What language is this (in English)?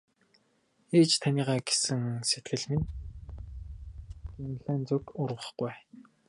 Mongolian